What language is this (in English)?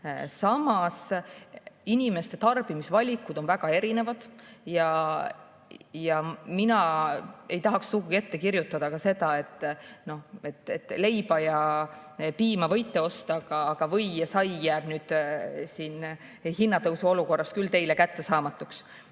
Estonian